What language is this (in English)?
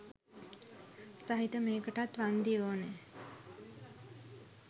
Sinhala